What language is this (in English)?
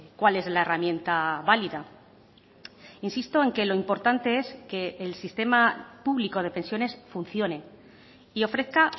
Spanish